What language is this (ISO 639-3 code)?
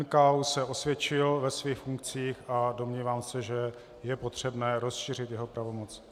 ces